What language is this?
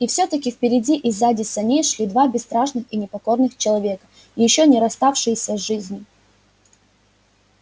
Russian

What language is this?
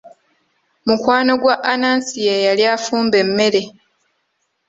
Ganda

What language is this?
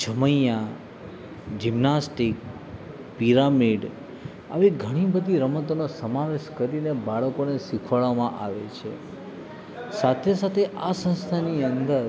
Gujarati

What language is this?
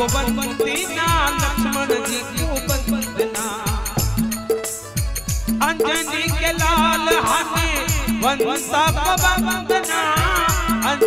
Arabic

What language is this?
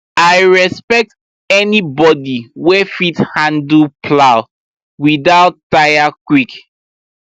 Nigerian Pidgin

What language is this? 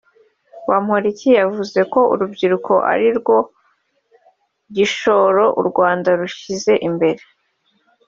Kinyarwanda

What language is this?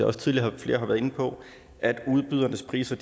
Danish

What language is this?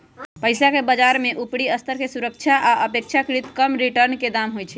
Magahi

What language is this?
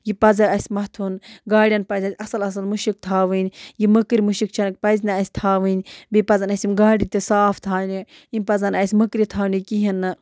Kashmiri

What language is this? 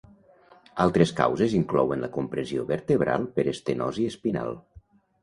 Catalan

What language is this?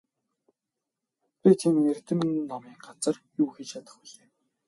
Mongolian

